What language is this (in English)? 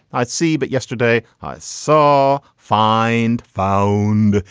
English